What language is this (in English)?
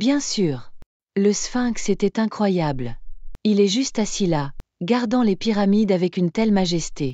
French